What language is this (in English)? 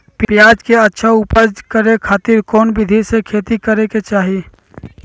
Magahi